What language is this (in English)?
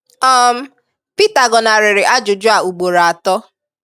Igbo